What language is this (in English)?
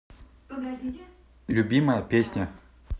Russian